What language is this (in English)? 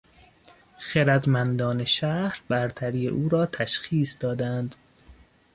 Persian